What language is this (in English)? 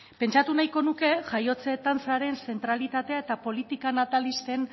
Basque